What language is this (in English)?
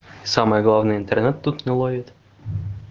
Russian